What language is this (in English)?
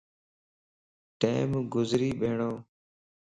Lasi